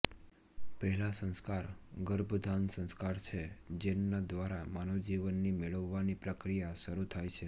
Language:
Gujarati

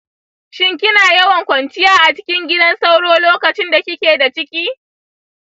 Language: Hausa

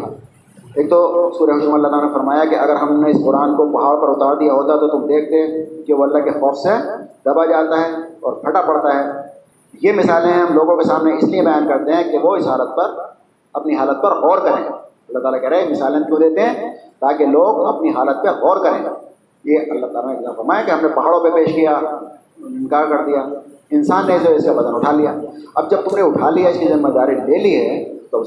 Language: Urdu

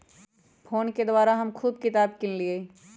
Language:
Magahi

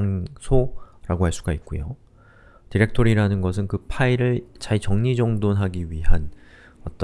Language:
Korean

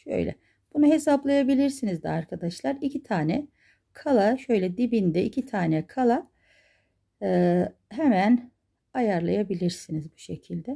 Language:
Turkish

